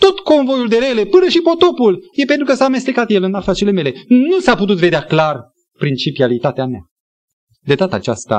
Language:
Romanian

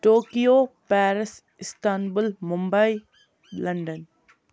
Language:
Kashmiri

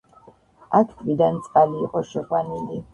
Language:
Georgian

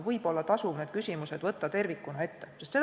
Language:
Estonian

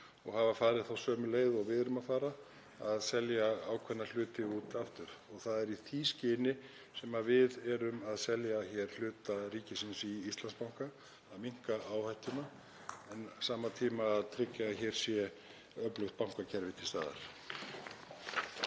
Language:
Icelandic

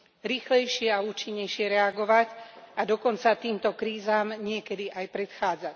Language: Slovak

